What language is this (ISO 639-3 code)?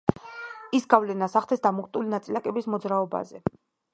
kat